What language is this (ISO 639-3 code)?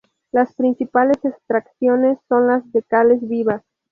spa